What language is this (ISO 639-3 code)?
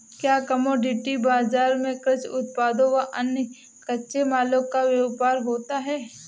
hin